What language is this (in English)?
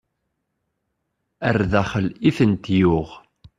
Kabyle